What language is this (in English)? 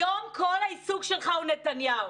Hebrew